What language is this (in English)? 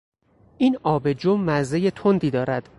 Persian